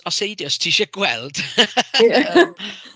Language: Welsh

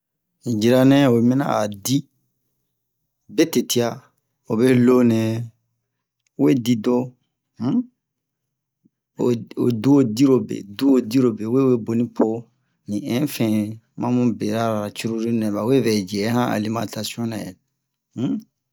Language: Bomu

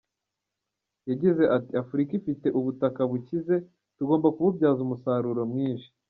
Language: Kinyarwanda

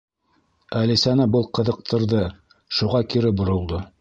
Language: Bashkir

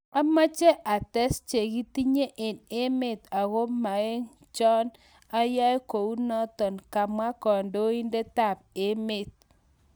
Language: Kalenjin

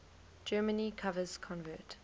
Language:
English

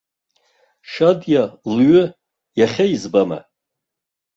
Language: Abkhazian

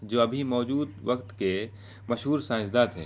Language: Urdu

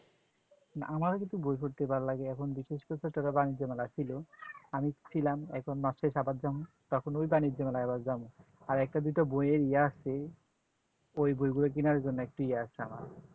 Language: Bangla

